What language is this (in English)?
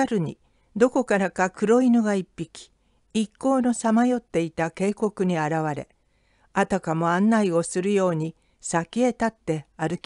Japanese